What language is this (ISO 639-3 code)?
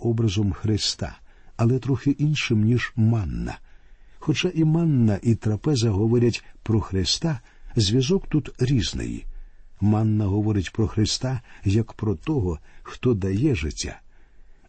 ukr